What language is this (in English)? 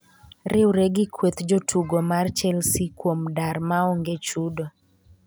Luo (Kenya and Tanzania)